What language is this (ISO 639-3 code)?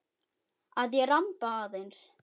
isl